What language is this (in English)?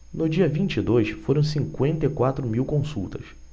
Portuguese